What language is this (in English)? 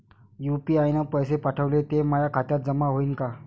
Marathi